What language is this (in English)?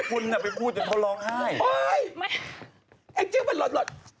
Thai